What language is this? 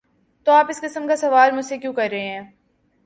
Urdu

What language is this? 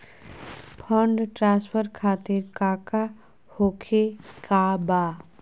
Magahi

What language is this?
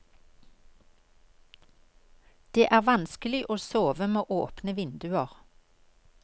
Norwegian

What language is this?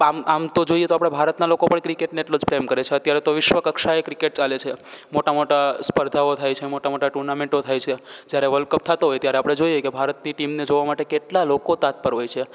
Gujarati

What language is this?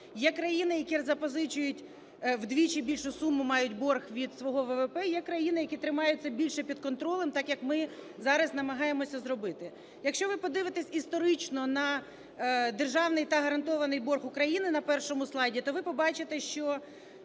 Ukrainian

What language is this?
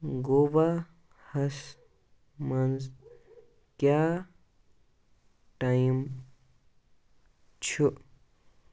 Kashmiri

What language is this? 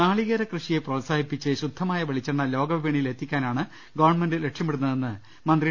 Malayalam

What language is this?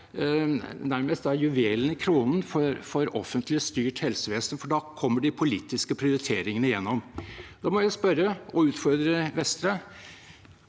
Norwegian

